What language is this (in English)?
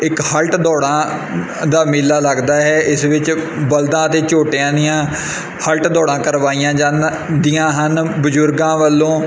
Punjabi